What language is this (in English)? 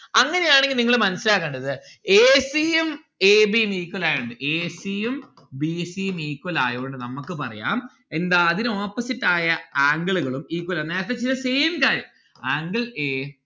Malayalam